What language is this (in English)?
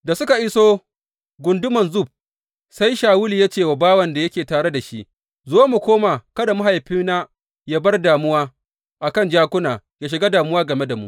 Hausa